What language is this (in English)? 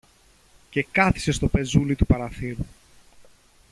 Greek